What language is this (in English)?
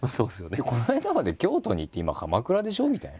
Japanese